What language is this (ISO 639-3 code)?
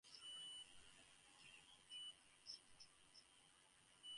eng